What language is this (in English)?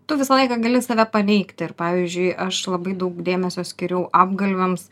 Lithuanian